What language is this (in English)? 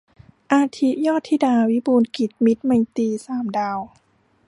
Thai